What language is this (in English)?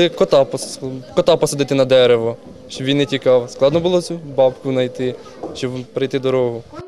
Ukrainian